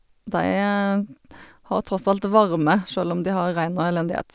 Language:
Norwegian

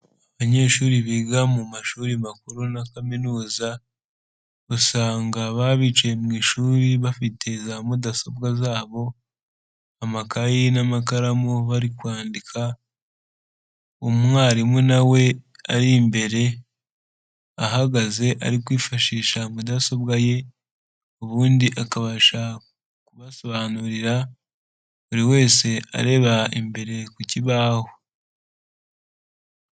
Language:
Kinyarwanda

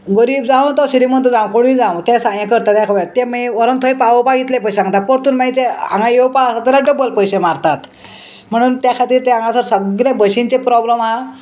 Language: Konkani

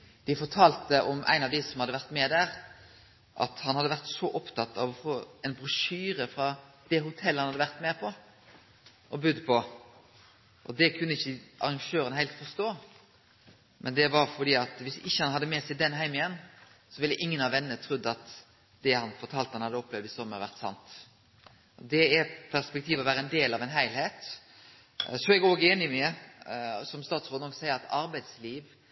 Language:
Norwegian Nynorsk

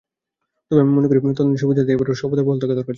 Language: Bangla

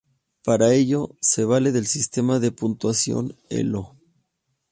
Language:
Spanish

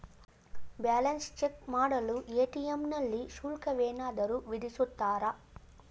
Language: Kannada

